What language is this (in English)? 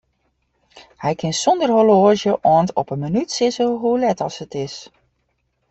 Western Frisian